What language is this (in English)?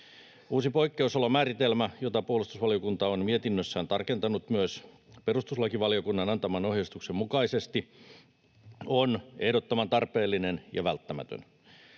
Finnish